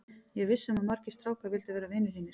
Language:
Icelandic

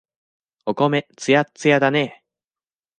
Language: Japanese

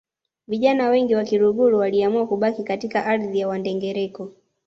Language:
Swahili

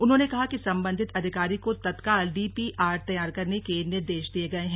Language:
Hindi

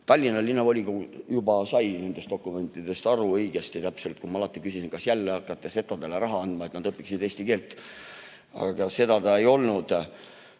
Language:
Estonian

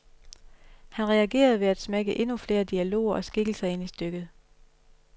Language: Danish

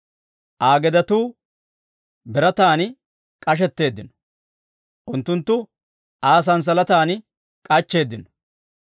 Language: Dawro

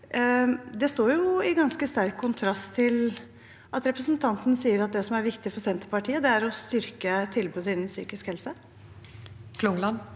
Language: Norwegian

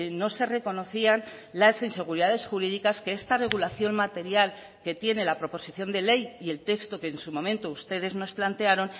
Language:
Spanish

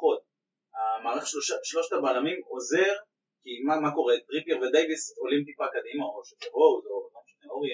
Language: Hebrew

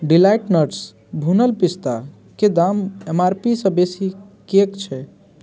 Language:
Maithili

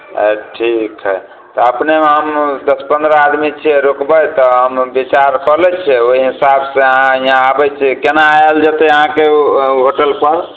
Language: Maithili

